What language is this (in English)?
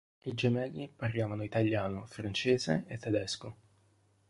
Italian